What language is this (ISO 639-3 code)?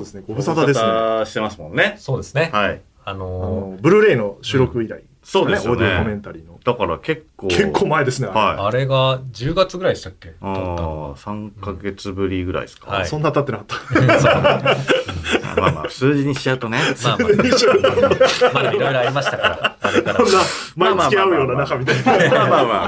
jpn